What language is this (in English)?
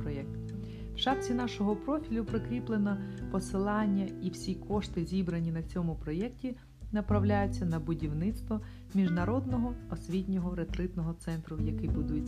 Ukrainian